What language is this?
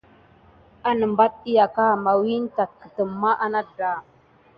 Gidar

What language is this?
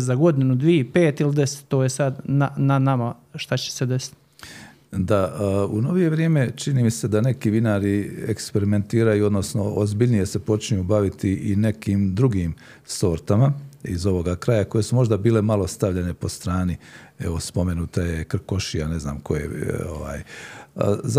Croatian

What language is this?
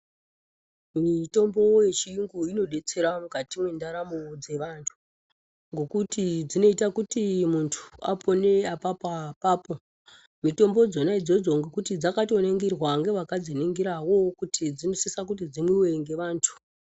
Ndau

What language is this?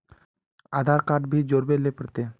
Magahi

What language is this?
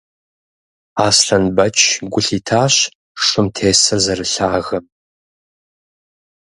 Kabardian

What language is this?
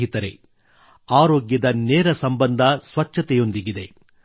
Kannada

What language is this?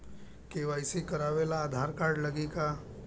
Bhojpuri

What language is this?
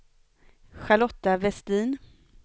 Swedish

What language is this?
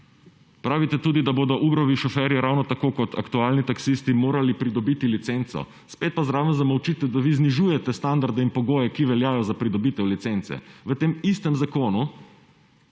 Slovenian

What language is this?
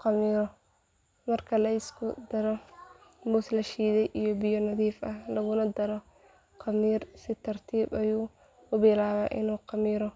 Somali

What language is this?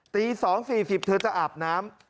Thai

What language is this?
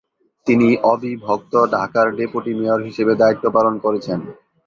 Bangla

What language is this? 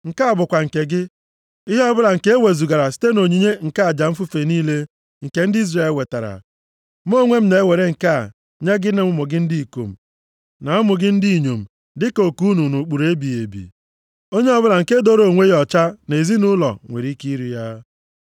Igbo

